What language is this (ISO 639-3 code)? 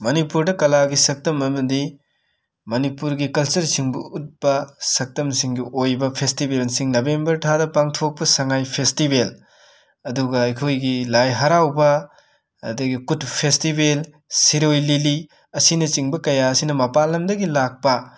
mni